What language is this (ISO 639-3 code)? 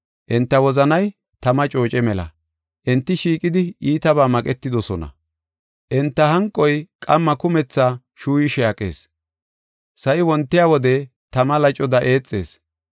gof